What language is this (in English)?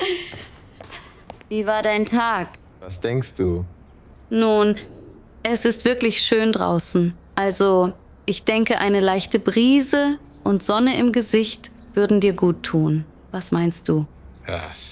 German